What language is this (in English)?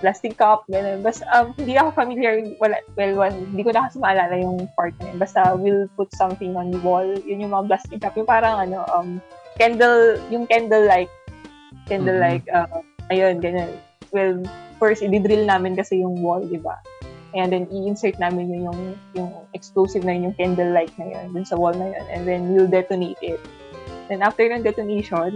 Filipino